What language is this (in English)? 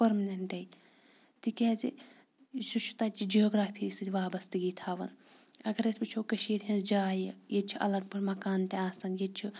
Kashmiri